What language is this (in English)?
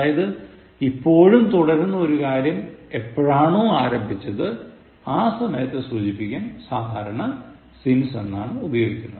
Malayalam